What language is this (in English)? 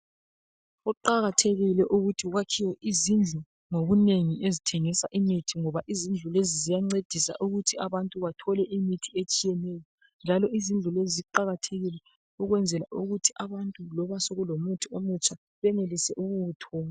North Ndebele